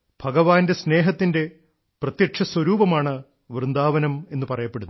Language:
Malayalam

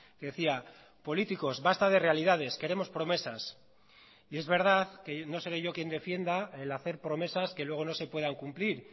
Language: Spanish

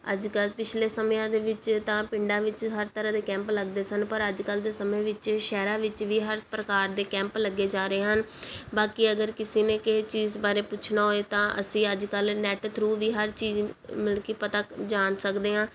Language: Punjabi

